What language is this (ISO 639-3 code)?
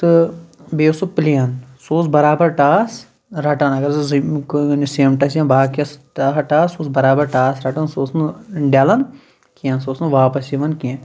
kas